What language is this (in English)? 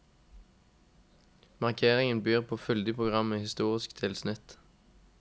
Norwegian